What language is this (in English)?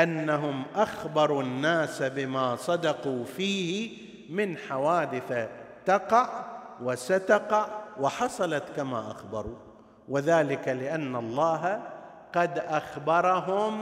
Arabic